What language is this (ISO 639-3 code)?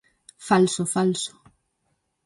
glg